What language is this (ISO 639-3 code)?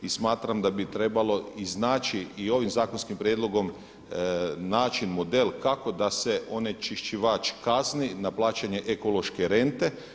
hrv